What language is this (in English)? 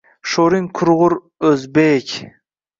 Uzbek